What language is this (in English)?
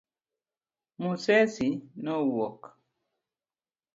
Luo (Kenya and Tanzania)